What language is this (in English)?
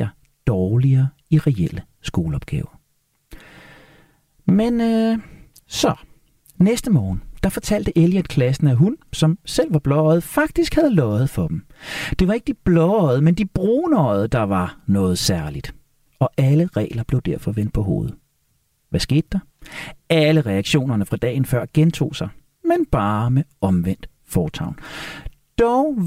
Danish